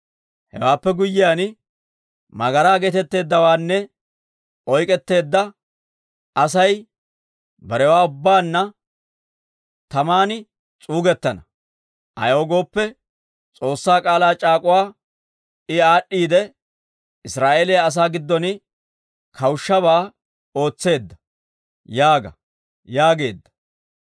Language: Dawro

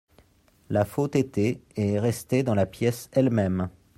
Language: French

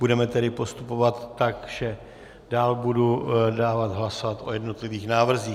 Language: Czech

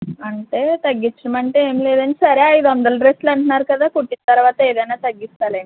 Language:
Telugu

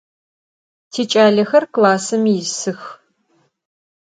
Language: Adyghe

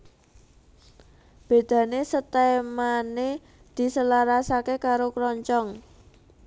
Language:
Javanese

